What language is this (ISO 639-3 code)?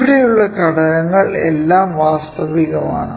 mal